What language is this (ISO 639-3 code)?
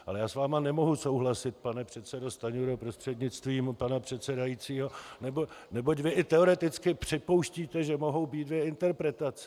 ces